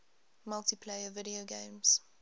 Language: English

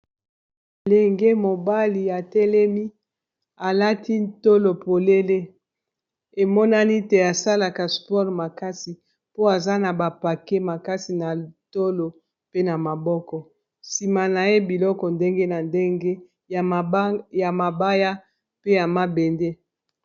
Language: Lingala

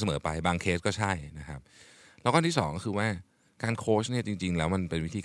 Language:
Thai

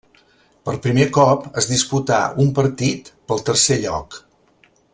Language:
Catalan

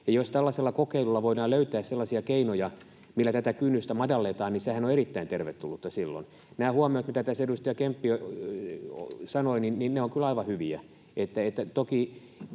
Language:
Finnish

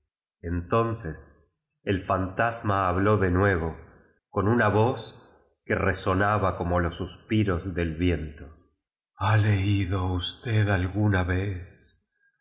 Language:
Spanish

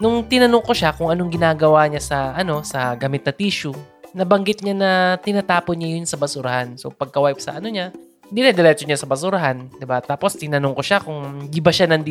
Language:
Filipino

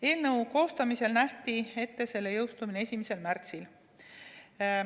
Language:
Estonian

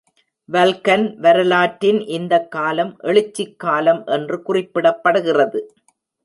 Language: Tamil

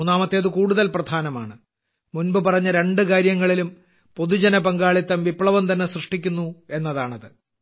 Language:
Malayalam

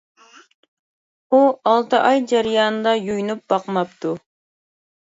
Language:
Uyghur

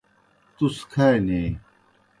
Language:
Kohistani Shina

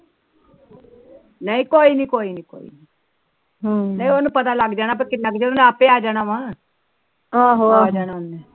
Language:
Punjabi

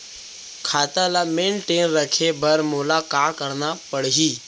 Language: Chhattisgarhi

